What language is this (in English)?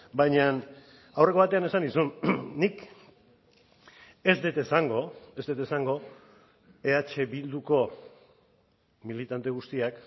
Basque